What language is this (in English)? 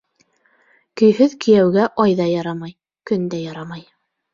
Bashkir